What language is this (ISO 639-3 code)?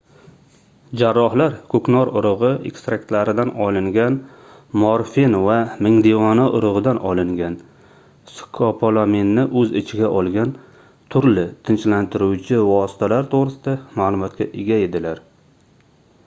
uzb